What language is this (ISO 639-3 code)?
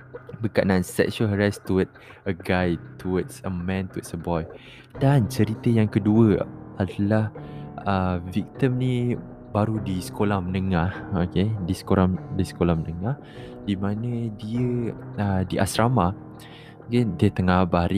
msa